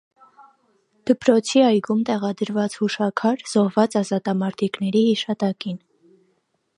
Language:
Armenian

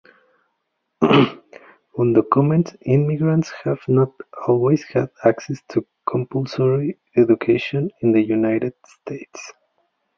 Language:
English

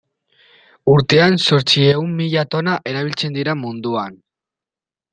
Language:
Basque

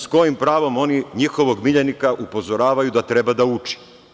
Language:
Serbian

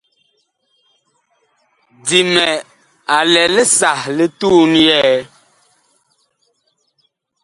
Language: Bakoko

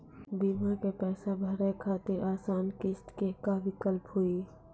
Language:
Maithili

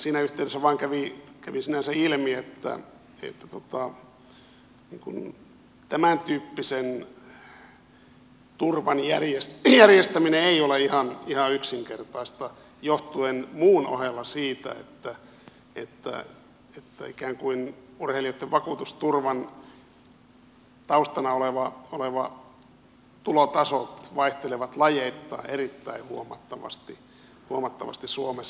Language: Finnish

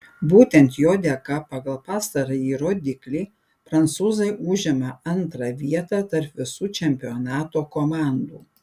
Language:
Lithuanian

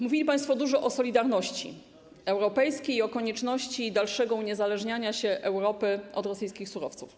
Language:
Polish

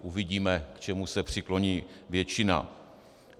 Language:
Czech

